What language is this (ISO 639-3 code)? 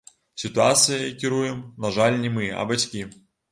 bel